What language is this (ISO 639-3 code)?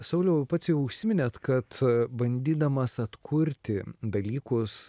lit